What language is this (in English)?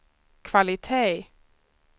Swedish